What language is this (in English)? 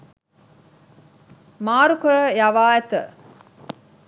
Sinhala